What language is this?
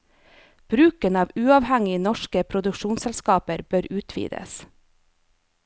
Norwegian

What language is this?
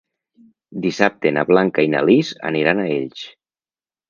Catalan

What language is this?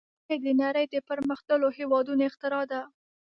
Pashto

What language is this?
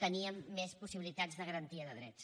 Catalan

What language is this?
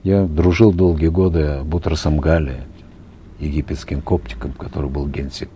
Kazakh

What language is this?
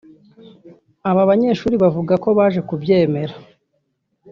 Kinyarwanda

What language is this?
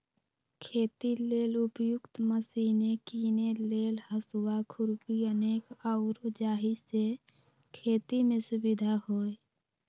Magahi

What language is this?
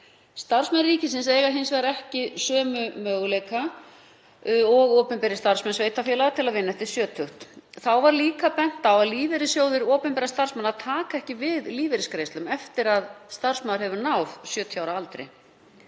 Icelandic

